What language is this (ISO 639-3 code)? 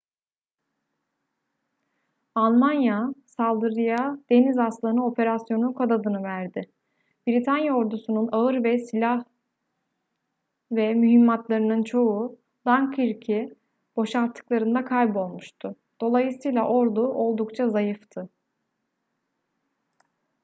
tur